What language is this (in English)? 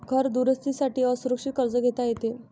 Marathi